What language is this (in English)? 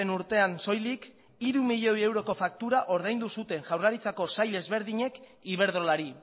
Basque